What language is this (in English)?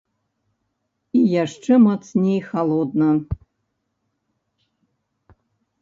Belarusian